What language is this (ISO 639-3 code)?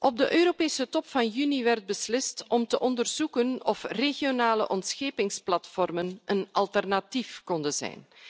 nld